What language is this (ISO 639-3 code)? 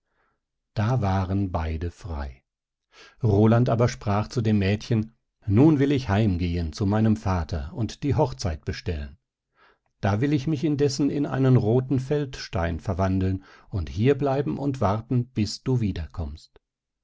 deu